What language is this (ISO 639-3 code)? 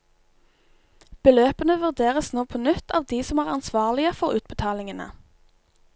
nor